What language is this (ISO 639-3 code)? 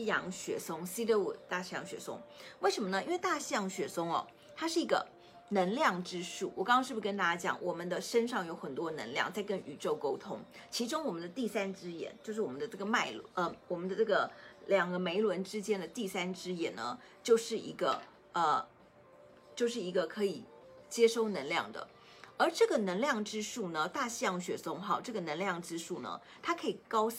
zho